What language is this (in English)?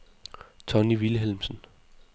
Danish